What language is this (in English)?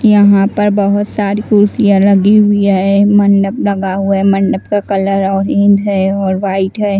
Hindi